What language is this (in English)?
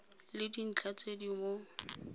Tswana